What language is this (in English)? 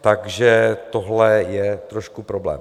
Czech